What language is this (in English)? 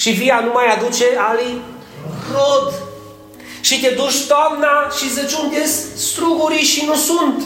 Romanian